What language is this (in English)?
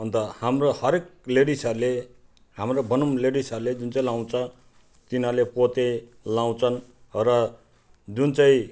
Nepali